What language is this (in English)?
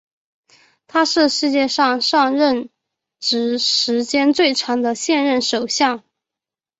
Chinese